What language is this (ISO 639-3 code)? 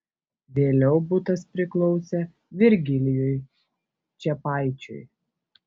lit